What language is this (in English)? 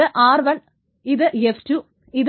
Malayalam